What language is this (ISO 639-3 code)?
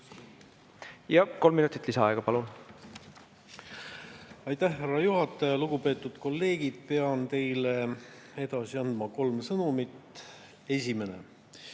est